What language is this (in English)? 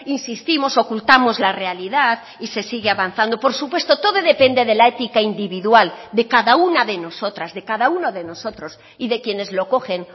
Spanish